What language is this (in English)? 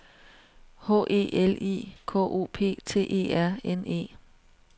Danish